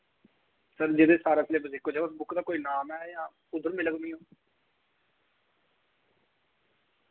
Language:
Dogri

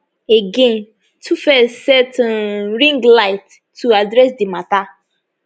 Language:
Nigerian Pidgin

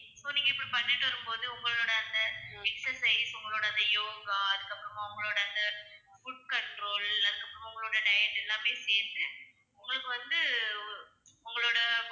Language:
Tamil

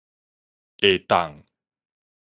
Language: Min Nan Chinese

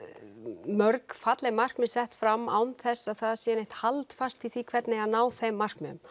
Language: Icelandic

